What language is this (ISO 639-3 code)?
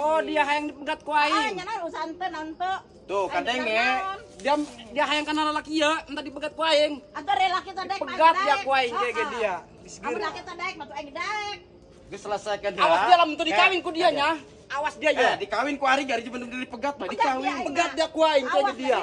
ind